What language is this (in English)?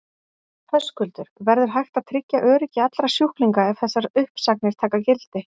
Icelandic